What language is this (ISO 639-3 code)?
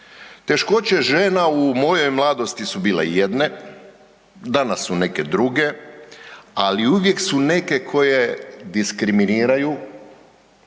hrv